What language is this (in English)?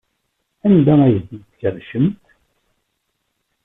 Kabyle